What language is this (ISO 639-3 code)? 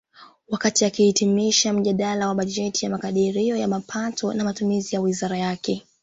swa